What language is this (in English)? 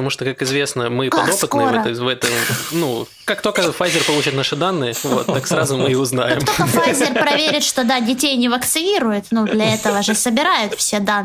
Russian